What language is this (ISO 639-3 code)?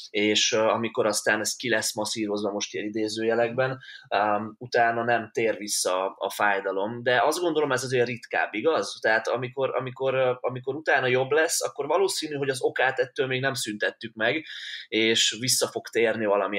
hun